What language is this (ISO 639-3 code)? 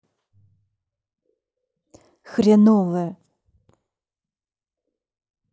rus